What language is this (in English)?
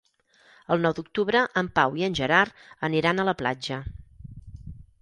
Catalan